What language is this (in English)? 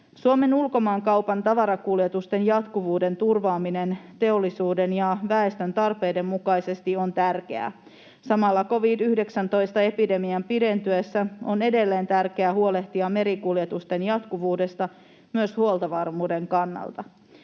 Finnish